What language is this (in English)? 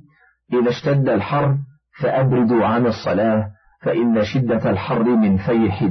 Arabic